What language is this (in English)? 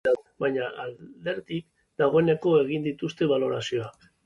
Basque